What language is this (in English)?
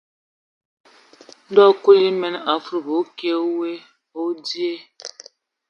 Ewondo